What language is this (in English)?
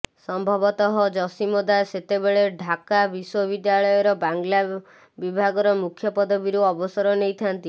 Odia